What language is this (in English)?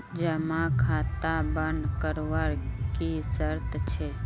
Magahi